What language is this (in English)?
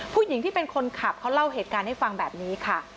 Thai